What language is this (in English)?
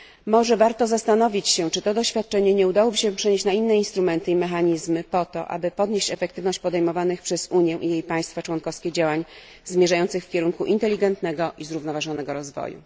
Polish